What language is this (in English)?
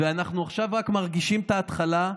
Hebrew